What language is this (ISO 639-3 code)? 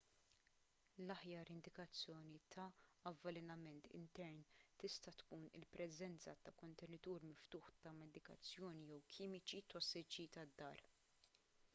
mlt